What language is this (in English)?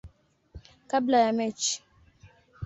Swahili